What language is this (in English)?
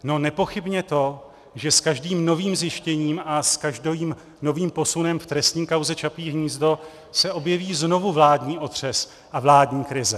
Czech